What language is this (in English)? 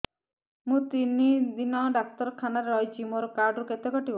Odia